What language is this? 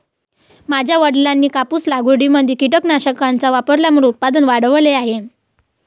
Marathi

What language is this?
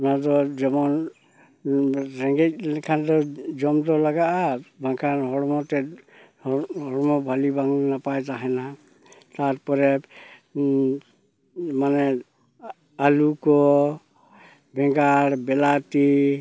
Santali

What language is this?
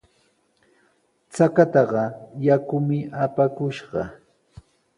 Sihuas Ancash Quechua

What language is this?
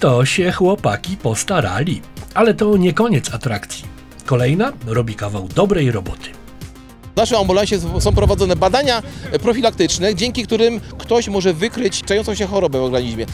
Polish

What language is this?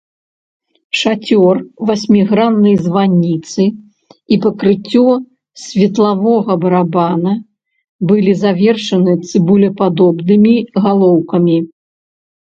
Belarusian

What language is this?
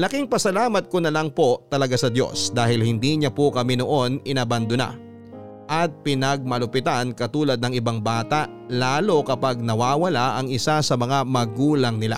Filipino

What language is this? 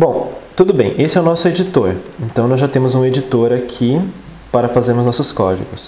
Portuguese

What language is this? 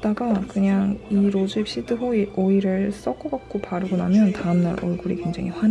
Korean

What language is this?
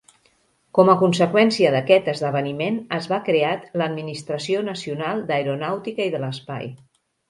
Catalan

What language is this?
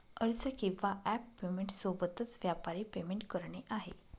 Marathi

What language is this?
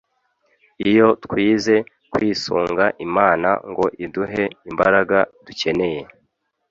Kinyarwanda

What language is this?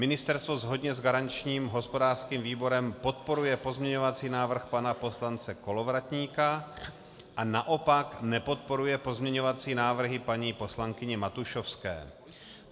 Czech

